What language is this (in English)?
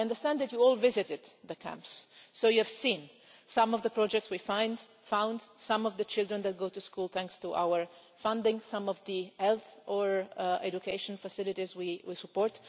English